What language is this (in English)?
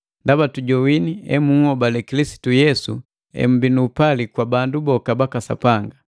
Matengo